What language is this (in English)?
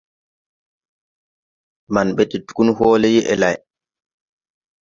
Tupuri